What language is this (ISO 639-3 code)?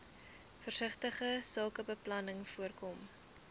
afr